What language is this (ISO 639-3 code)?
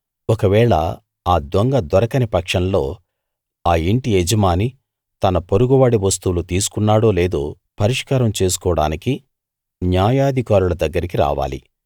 tel